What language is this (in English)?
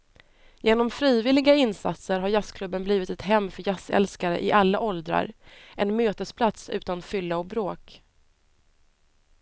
Swedish